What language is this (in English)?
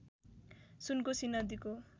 Nepali